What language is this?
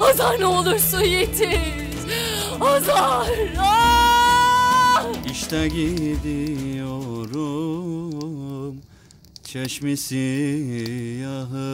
Turkish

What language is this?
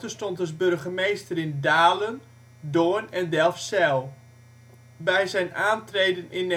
Dutch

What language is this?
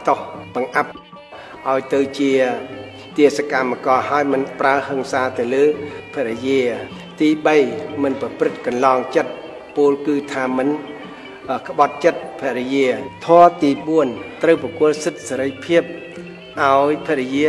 Thai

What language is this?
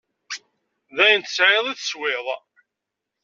Kabyle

